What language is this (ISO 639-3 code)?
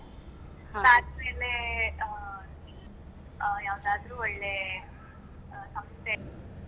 kan